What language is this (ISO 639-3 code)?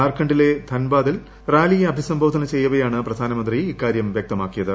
mal